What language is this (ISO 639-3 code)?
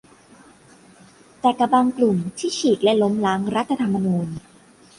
tha